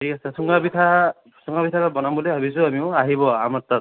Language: Assamese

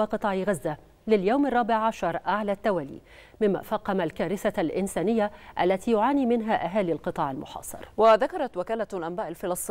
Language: Arabic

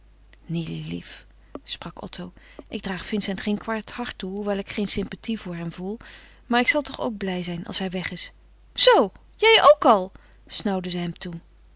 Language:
Dutch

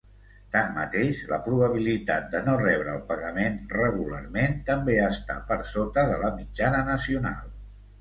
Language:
Catalan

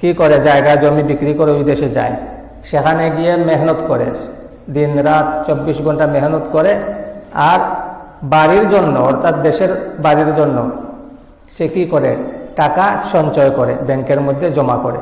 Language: Indonesian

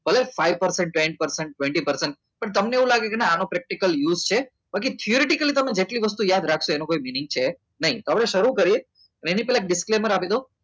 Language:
Gujarati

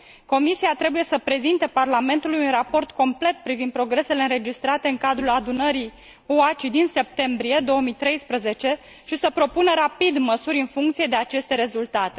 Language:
Romanian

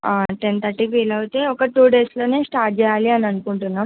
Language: Telugu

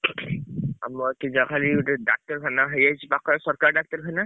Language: Odia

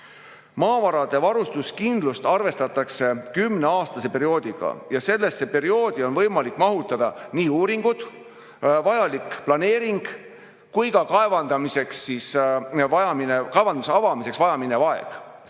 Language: Estonian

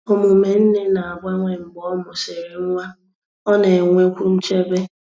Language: Igbo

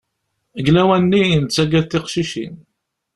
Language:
Kabyle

